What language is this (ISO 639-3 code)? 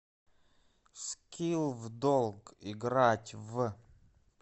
rus